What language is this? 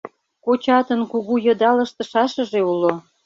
Mari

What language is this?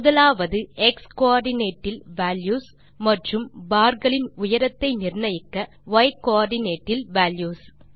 Tamil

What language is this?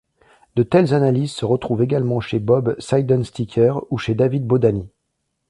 French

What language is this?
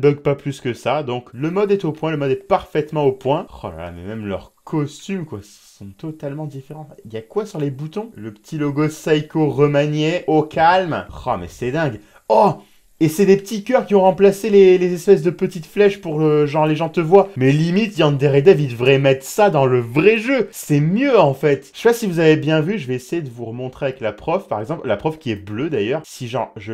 French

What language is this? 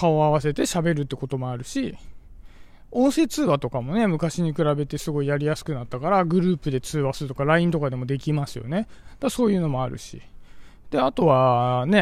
Japanese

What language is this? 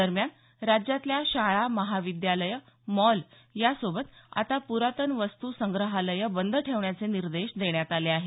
Marathi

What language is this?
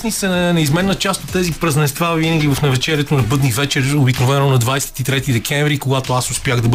Bulgarian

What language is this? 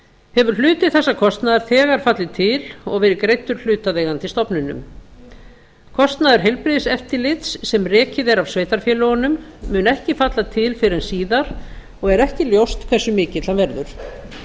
Icelandic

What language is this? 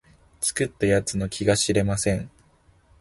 Japanese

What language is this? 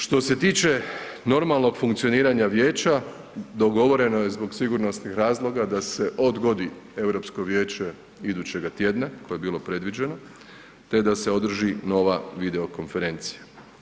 Croatian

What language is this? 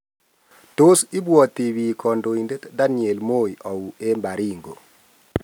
Kalenjin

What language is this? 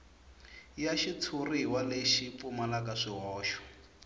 Tsonga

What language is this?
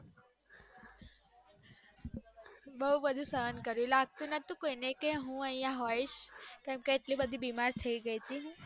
Gujarati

